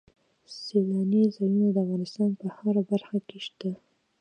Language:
Pashto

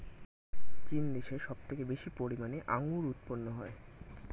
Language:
Bangla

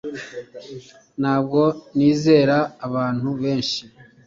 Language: Kinyarwanda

